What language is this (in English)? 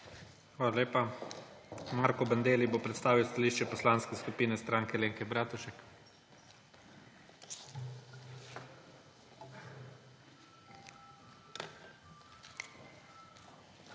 Slovenian